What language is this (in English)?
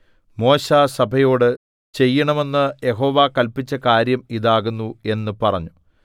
Malayalam